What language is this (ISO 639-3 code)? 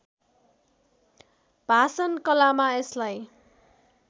nep